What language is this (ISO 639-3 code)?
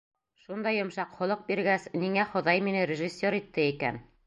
bak